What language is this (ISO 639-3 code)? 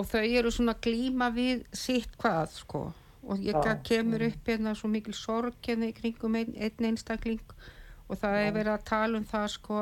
eng